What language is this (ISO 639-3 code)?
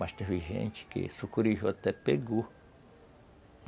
por